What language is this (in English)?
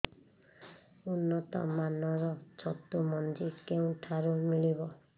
Odia